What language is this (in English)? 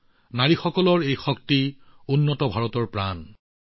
Assamese